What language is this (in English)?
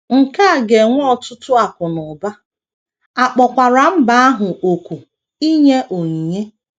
Igbo